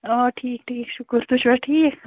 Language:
Kashmiri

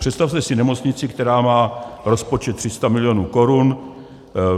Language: Czech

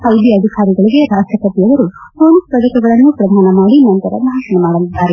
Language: Kannada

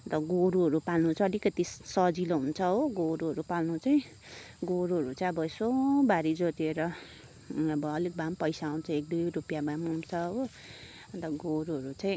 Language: Nepali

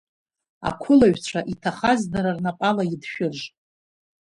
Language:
Abkhazian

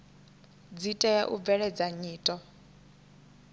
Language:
Venda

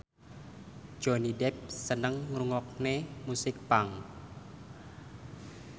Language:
Javanese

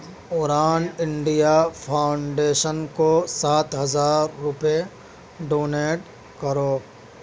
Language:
Urdu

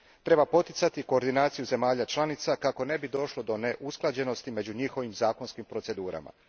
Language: Croatian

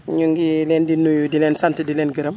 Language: Wolof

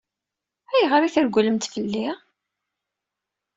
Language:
Kabyle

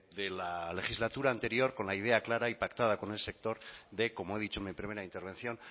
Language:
Spanish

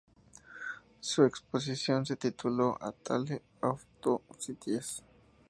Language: Spanish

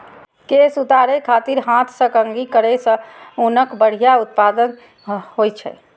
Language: Maithili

